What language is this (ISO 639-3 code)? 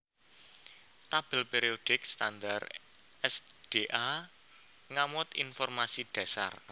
jav